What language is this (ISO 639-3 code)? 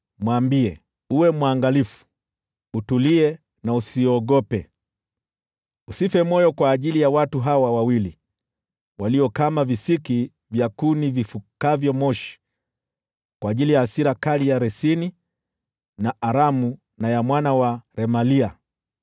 swa